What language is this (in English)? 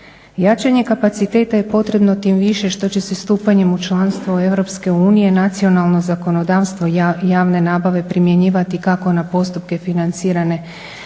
Croatian